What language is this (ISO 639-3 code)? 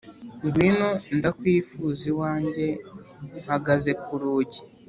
kin